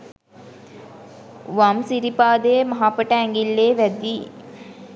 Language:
Sinhala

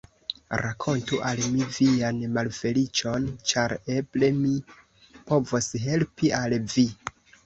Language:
Esperanto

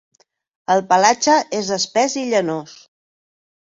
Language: Catalan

